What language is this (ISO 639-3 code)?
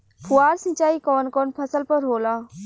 bho